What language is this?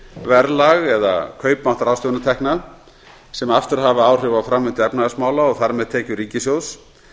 Icelandic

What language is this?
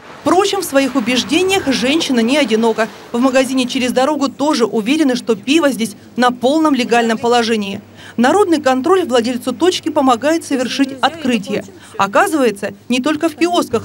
Russian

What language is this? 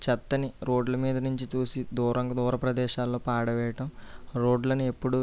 Telugu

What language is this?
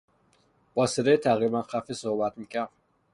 Persian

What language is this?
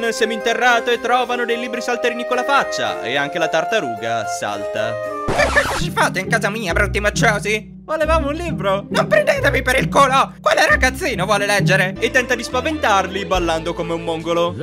Italian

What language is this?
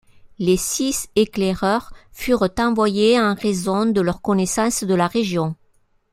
French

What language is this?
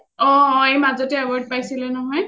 Assamese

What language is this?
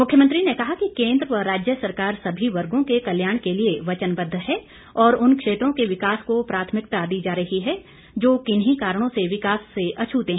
Hindi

